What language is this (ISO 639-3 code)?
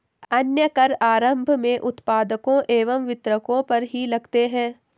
hin